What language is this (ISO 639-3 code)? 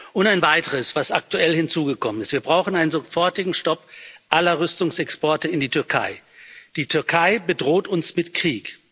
deu